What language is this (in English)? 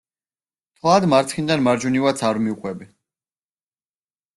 Georgian